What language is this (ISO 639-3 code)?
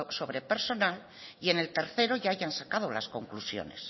spa